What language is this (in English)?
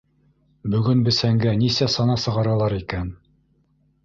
Bashkir